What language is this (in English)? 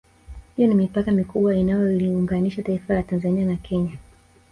Swahili